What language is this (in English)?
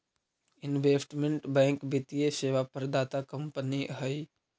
Magahi